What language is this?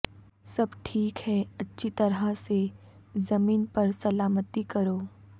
Urdu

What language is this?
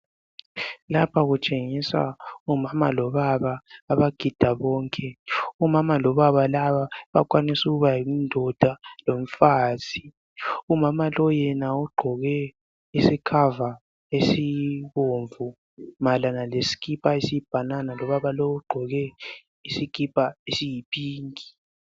North Ndebele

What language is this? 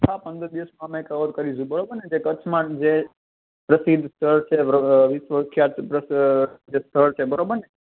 Gujarati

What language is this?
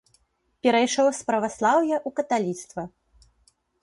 Belarusian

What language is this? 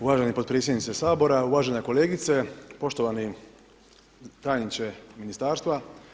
Croatian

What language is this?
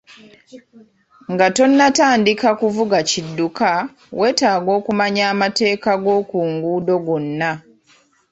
Ganda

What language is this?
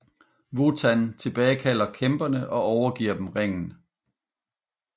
Danish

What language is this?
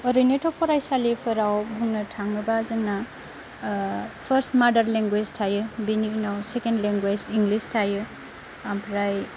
Bodo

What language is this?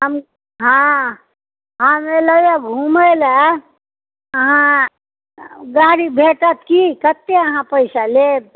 Maithili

